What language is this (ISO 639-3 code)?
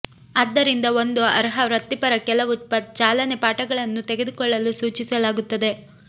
kan